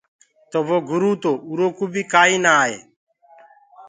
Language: Gurgula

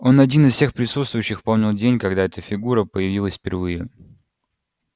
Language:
Russian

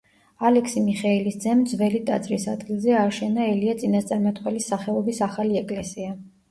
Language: Georgian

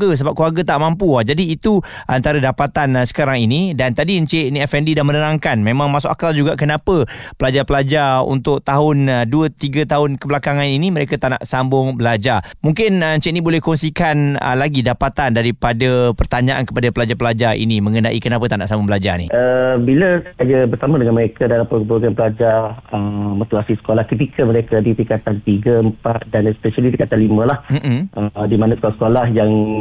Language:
Malay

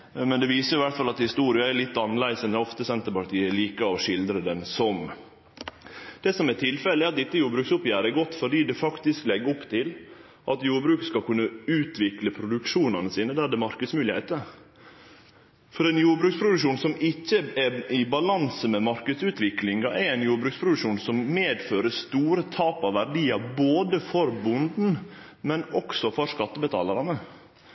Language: Norwegian Nynorsk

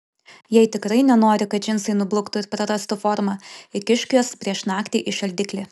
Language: Lithuanian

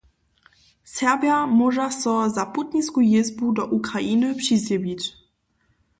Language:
Upper Sorbian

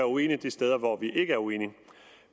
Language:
Danish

